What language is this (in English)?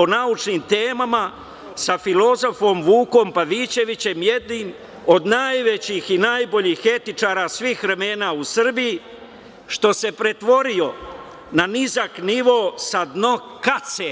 Serbian